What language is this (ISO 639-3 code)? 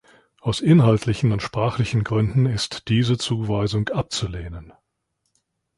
deu